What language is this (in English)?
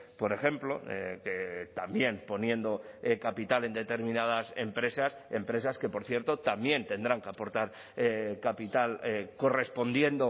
Spanish